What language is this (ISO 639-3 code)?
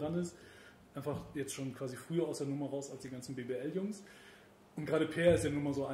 deu